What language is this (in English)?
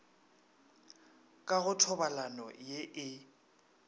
Northern Sotho